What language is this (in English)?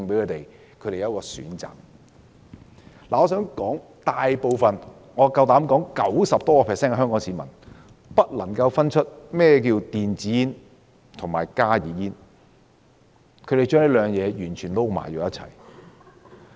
Cantonese